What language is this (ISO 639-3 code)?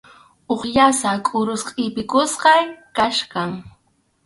qxu